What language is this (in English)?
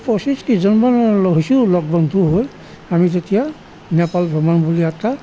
Assamese